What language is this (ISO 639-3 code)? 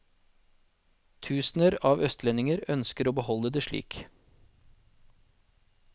nor